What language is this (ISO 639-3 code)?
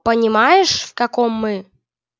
rus